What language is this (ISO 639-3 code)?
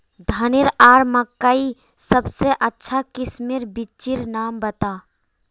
mag